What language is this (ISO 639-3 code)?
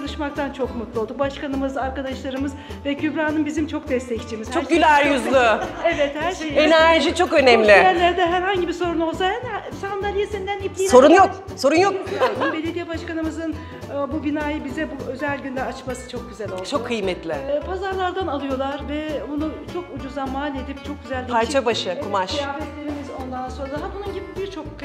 tur